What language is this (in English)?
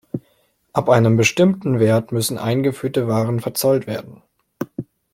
German